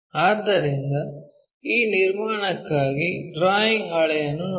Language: Kannada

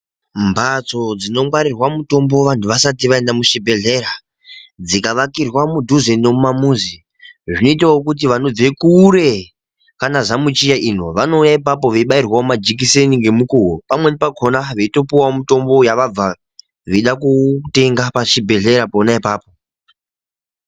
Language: Ndau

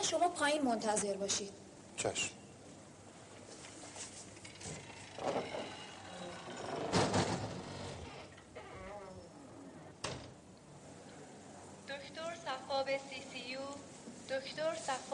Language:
Persian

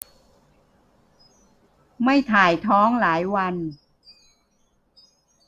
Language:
Thai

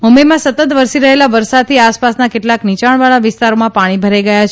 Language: Gujarati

